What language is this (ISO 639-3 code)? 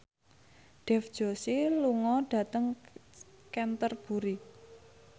jav